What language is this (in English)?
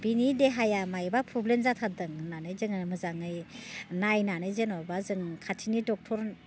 Bodo